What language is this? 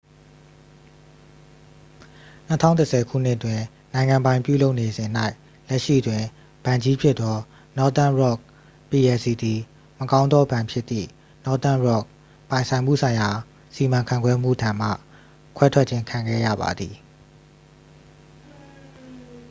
Burmese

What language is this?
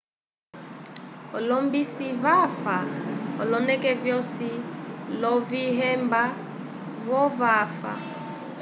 Umbundu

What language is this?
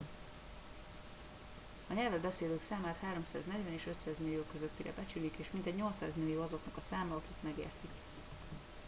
Hungarian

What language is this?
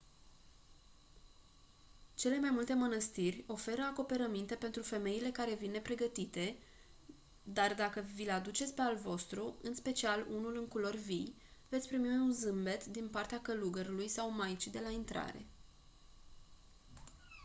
Romanian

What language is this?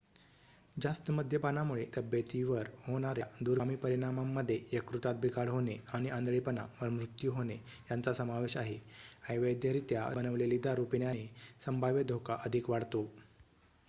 Marathi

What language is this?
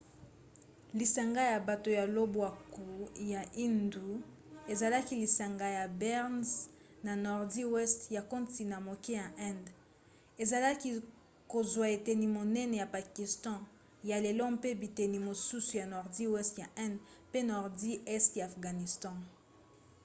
Lingala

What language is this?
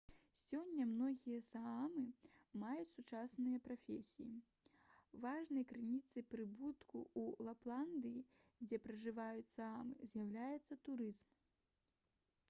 Belarusian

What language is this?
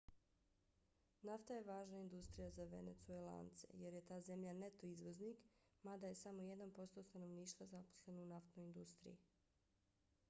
Bosnian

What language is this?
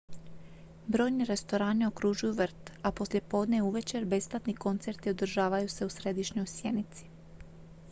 Croatian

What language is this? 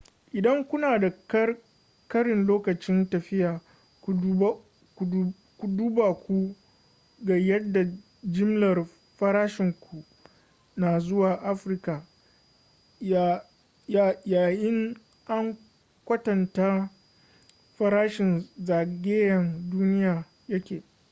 Hausa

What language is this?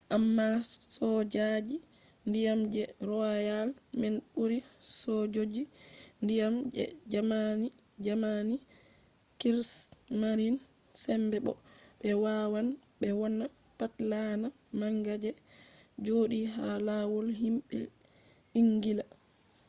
Fula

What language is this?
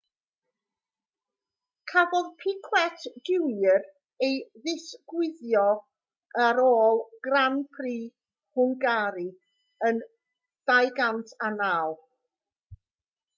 Welsh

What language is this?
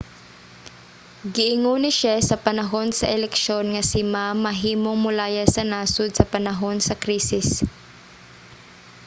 Cebuano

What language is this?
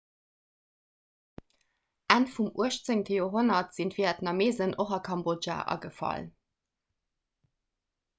Luxembourgish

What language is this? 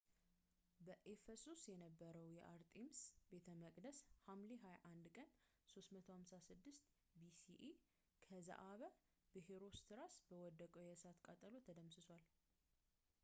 Amharic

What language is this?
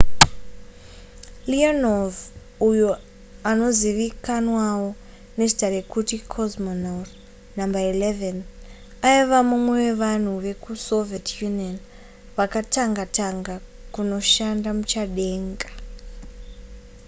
Shona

